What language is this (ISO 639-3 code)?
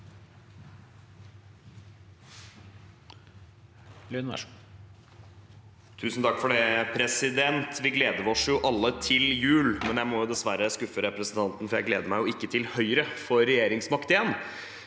nor